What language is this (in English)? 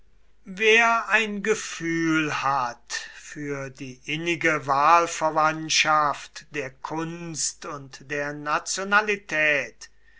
German